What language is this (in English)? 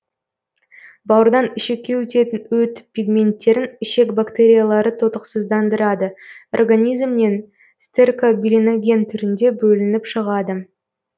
Kazakh